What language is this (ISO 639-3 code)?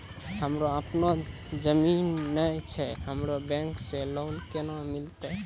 mai